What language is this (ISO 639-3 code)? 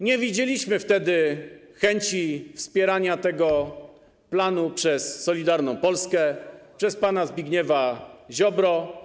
pol